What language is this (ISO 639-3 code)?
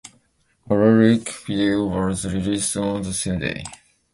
eng